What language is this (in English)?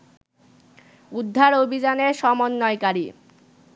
Bangla